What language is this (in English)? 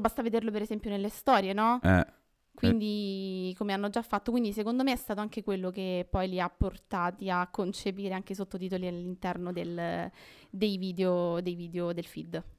Italian